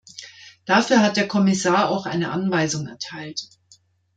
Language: German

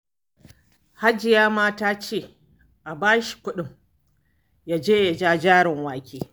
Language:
Hausa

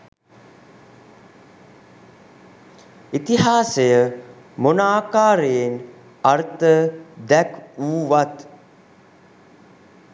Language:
Sinhala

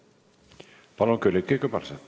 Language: Estonian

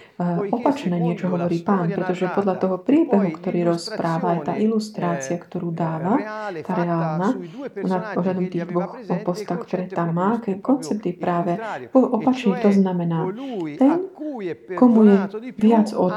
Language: Slovak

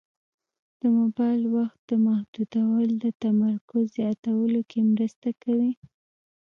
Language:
Pashto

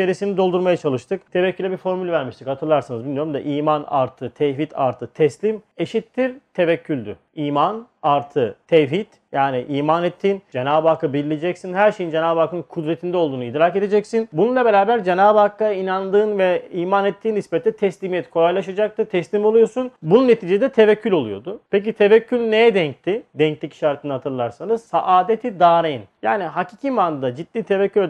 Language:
Turkish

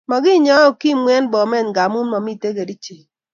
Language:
Kalenjin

